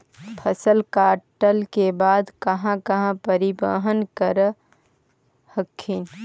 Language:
Magahi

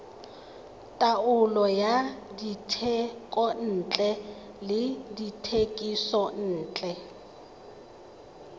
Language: Tswana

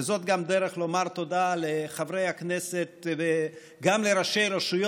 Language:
Hebrew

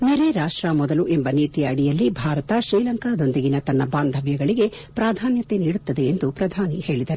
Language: Kannada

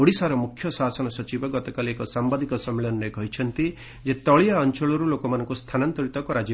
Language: Odia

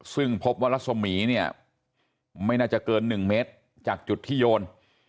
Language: Thai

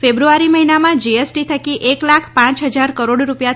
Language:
Gujarati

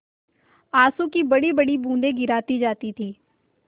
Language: Hindi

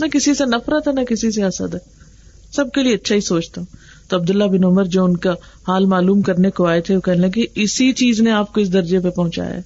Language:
Urdu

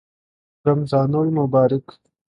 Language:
Urdu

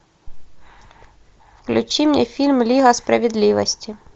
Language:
Russian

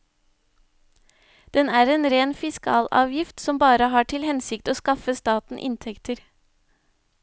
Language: Norwegian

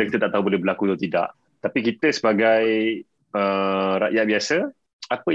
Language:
Malay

